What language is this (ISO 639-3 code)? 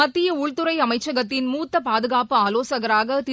tam